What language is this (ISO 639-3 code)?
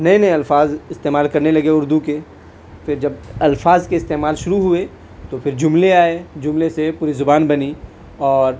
urd